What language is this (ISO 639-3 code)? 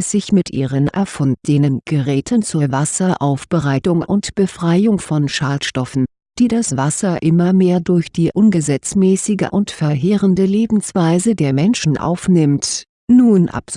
deu